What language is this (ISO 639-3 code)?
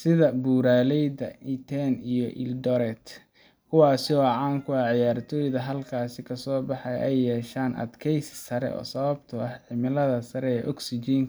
som